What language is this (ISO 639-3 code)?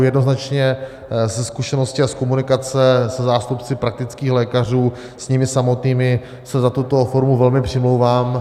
ces